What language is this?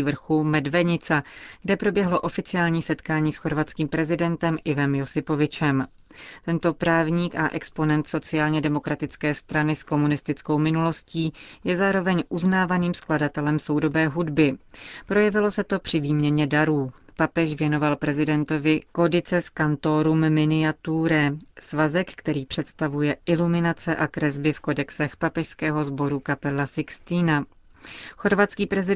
Czech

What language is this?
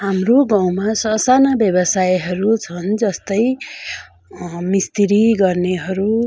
Nepali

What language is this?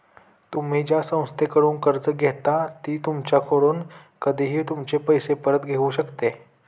Marathi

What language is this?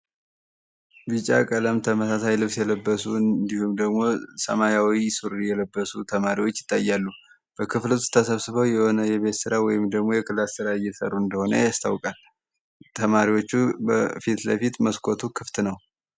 Amharic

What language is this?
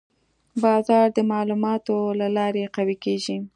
Pashto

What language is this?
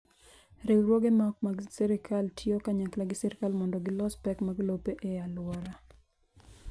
Luo (Kenya and Tanzania)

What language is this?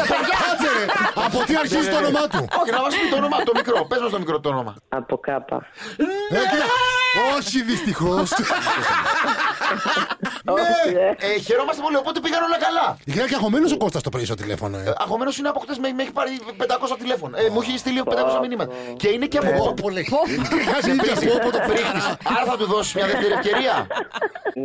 Greek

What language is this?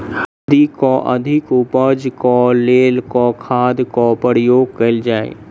Maithili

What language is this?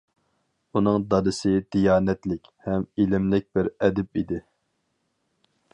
Uyghur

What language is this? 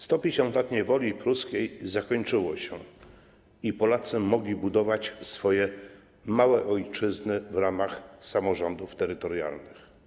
Polish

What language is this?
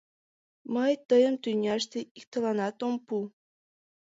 Mari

